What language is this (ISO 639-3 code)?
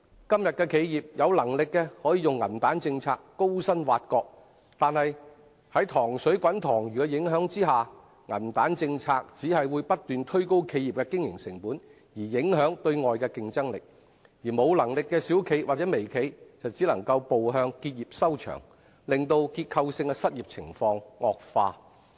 yue